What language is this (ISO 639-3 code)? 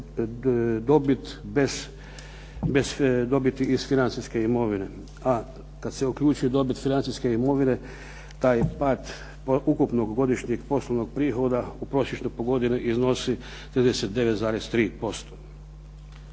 hrv